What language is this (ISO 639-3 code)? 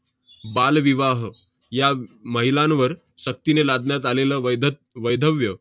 mar